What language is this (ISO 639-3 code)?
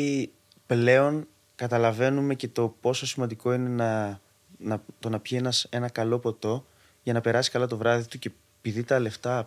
ell